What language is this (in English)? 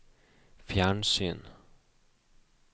Norwegian